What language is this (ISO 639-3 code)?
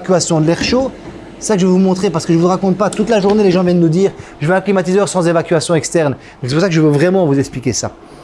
fra